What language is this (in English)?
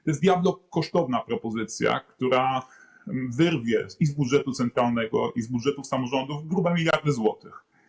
Polish